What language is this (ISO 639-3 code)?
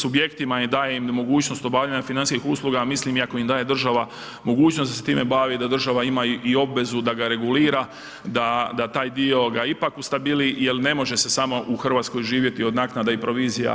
hrv